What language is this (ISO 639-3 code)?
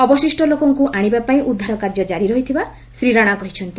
ori